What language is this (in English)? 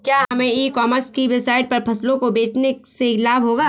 Hindi